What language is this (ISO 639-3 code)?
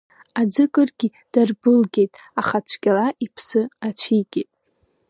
abk